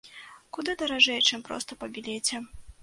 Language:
Belarusian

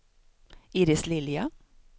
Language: Swedish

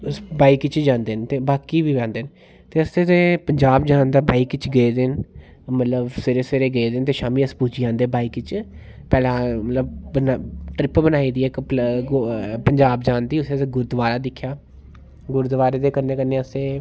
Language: Dogri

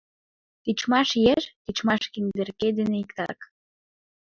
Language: Mari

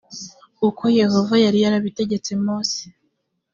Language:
Kinyarwanda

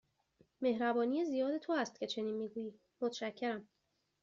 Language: Persian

